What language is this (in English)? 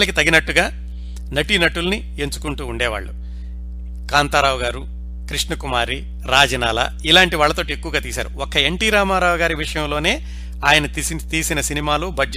Telugu